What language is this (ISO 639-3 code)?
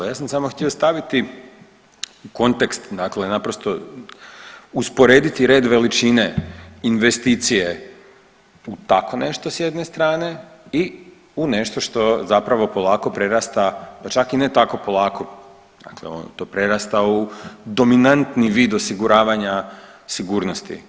hrv